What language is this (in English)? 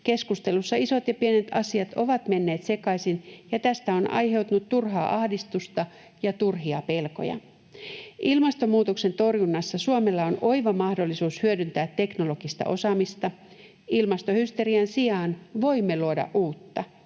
Finnish